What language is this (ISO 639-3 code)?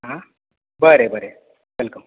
kok